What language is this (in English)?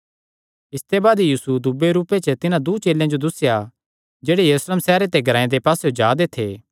Kangri